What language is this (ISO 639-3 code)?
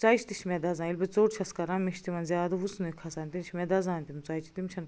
kas